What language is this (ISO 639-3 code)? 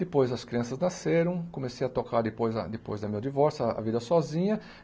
por